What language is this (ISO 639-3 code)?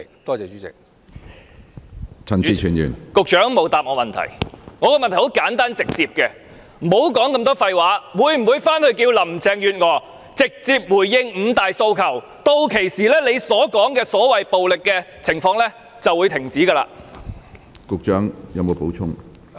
yue